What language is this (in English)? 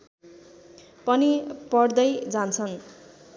Nepali